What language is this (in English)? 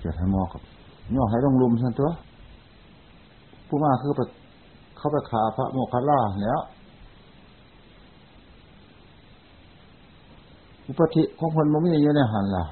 Thai